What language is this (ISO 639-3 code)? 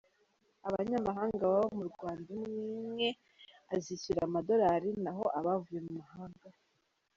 kin